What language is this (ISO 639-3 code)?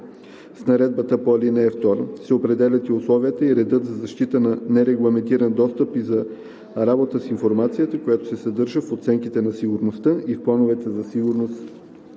bul